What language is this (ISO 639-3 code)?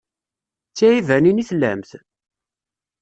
kab